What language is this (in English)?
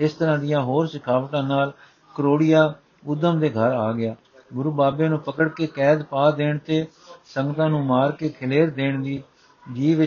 Punjabi